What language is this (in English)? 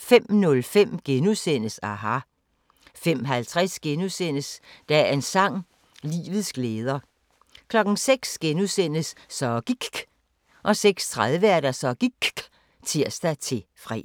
Danish